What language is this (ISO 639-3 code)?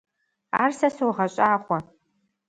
kbd